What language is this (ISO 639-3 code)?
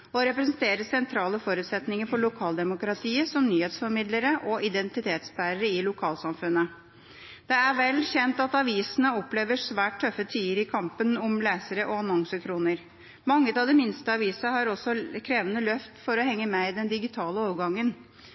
nob